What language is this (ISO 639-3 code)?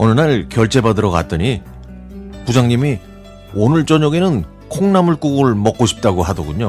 kor